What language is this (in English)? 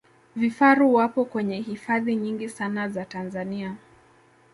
Swahili